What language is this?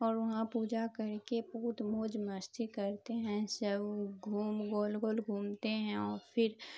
Urdu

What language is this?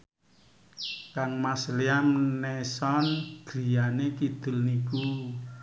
Javanese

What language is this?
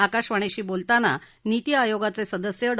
Marathi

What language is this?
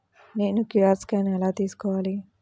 Telugu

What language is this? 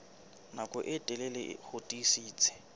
Southern Sotho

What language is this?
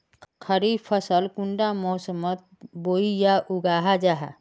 Magahi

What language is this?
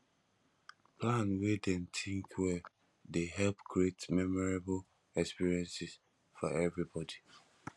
Nigerian Pidgin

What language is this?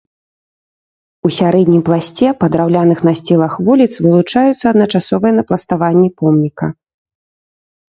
Belarusian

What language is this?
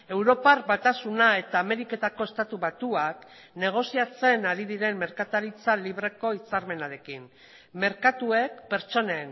Basque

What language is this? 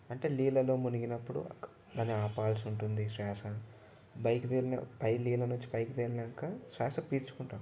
Telugu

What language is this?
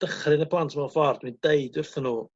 Welsh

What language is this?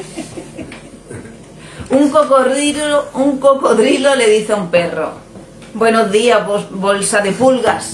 Spanish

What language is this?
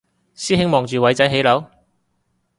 Cantonese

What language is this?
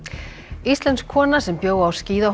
Icelandic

